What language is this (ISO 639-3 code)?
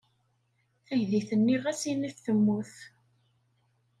kab